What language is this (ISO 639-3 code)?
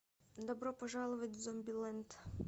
rus